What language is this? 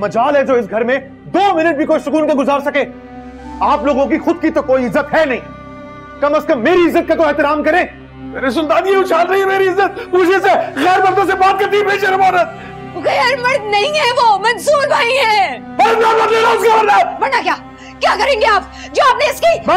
Hindi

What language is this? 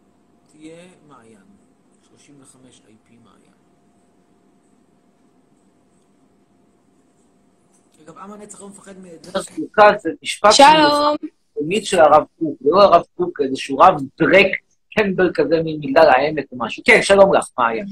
Hebrew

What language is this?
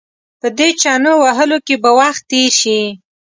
Pashto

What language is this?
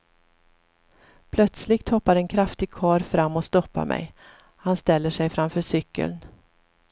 Swedish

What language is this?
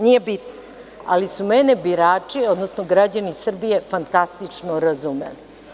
Serbian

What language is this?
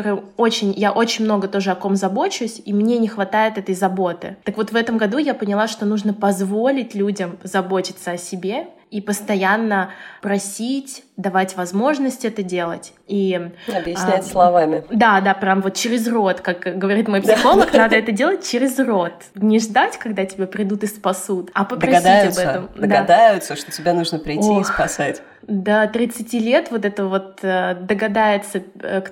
Russian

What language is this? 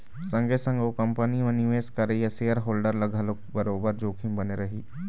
Chhattisgarhi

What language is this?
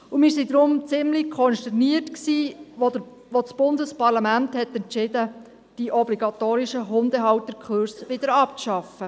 Swiss German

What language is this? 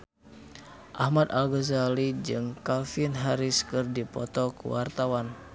Sundanese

